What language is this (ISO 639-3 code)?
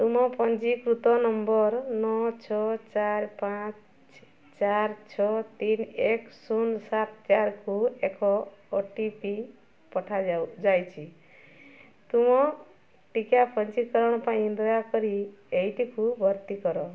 ori